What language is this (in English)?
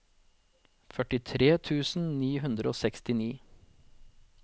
Norwegian